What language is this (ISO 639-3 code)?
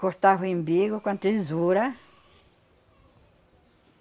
por